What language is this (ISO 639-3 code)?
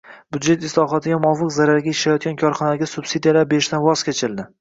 uzb